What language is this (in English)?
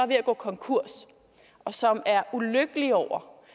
Danish